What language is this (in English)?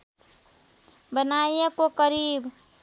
Nepali